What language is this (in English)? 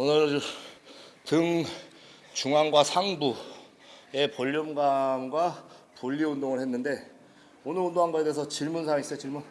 Korean